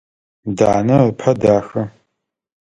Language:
Adyghe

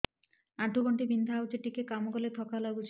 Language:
Odia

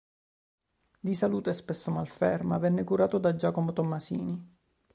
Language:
Italian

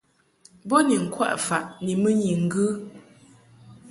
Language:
Mungaka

